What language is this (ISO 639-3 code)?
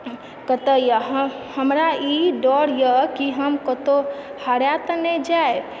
mai